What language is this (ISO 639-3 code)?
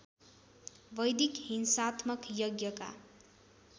nep